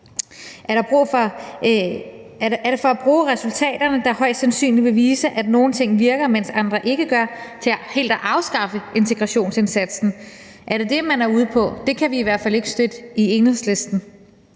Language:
Danish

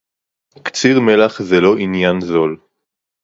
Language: Hebrew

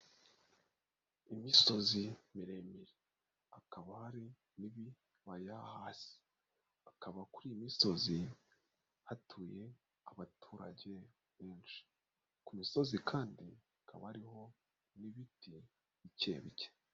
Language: Kinyarwanda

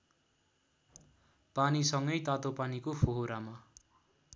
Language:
Nepali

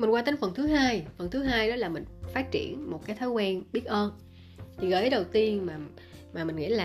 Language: Vietnamese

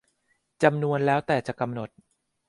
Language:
Thai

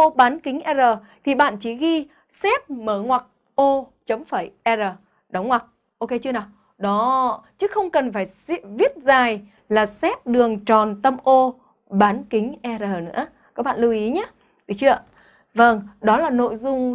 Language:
Vietnamese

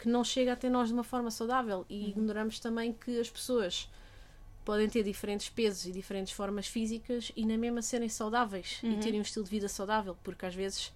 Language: Portuguese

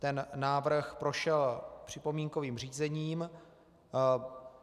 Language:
Czech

